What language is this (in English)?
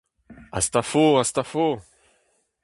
Breton